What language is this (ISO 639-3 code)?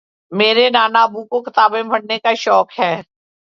urd